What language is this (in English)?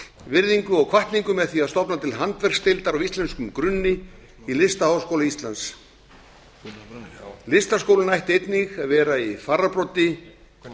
Icelandic